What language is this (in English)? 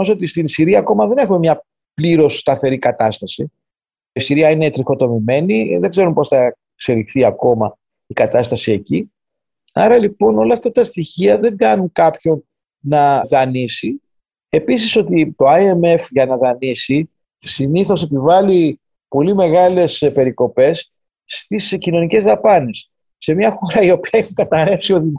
Greek